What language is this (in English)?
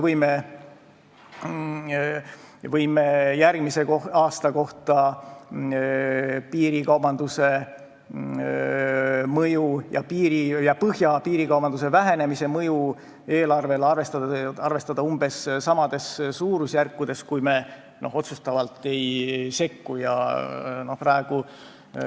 Estonian